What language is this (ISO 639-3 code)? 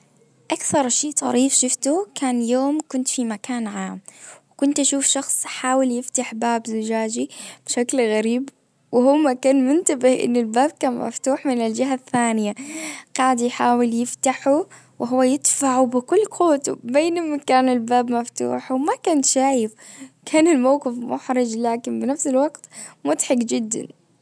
ars